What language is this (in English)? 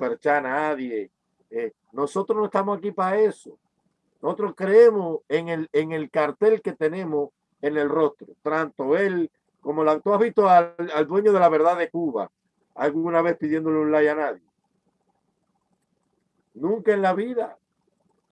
Spanish